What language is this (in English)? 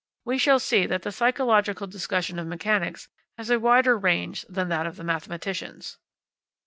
English